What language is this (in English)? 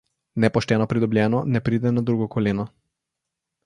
Slovenian